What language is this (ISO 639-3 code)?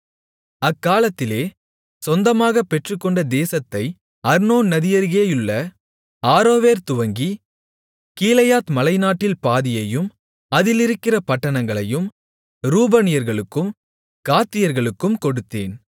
tam